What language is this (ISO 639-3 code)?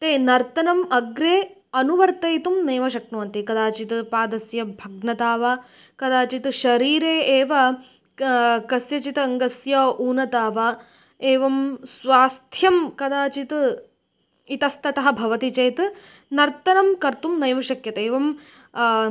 san